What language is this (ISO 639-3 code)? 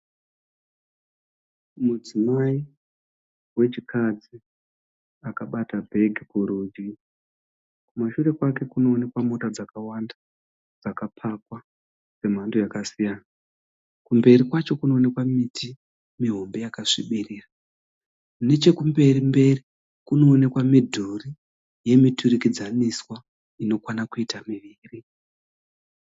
sna